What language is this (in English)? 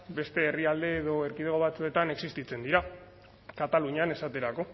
Basque